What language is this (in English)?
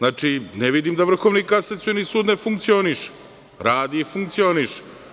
Serbian